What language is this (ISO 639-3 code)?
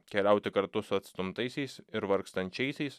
lit